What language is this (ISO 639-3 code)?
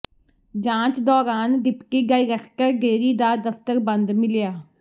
pan